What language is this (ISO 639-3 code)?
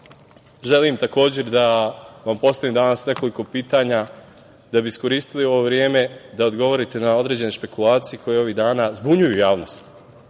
srp